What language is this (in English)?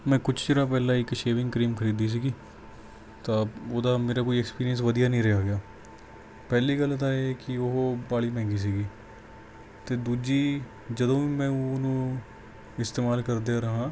Punjabi